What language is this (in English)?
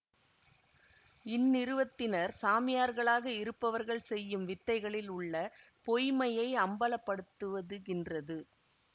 Tamil